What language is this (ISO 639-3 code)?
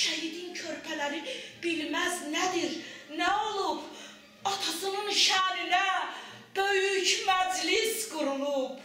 tur